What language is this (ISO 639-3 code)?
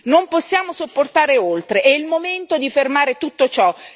ita